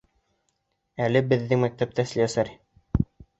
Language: Bashkir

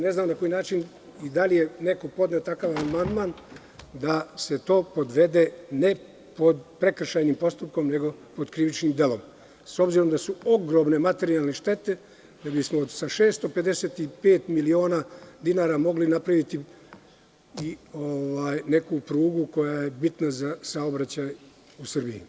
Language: Serbian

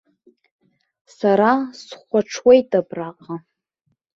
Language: Abkhazian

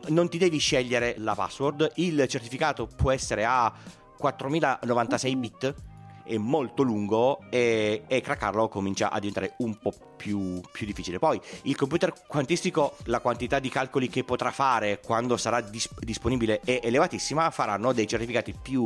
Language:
Italian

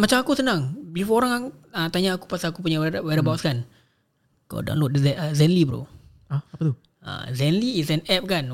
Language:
Malay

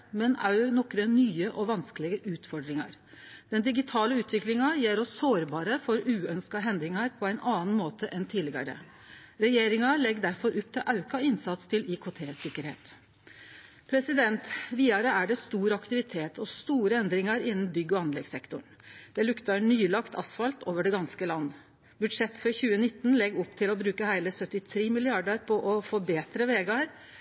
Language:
Norwegian Bokmål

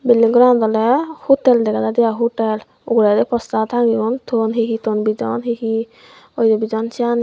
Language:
Chakma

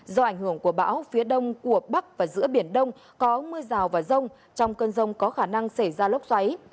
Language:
Vietnamese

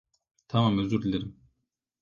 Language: Turkish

